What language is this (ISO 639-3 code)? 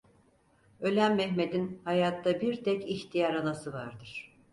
tur